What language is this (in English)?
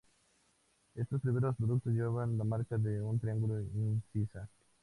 Spanish